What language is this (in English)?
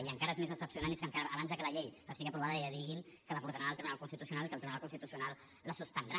Catalan